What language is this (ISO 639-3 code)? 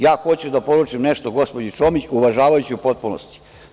srp